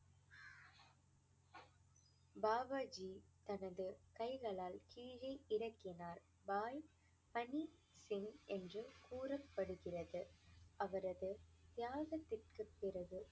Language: Tamil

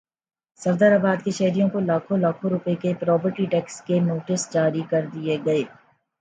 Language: Urdu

